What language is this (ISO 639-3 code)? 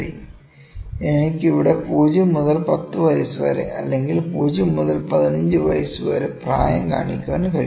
mal